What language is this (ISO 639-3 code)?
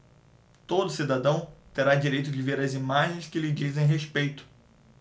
por